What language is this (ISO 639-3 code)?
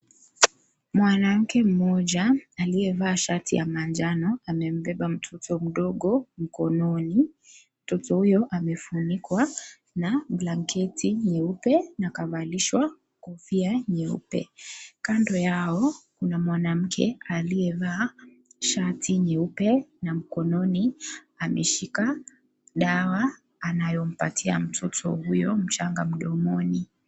swa